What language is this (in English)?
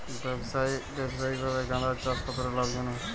Bangla